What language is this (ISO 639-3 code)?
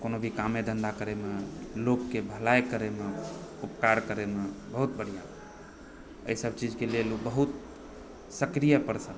mai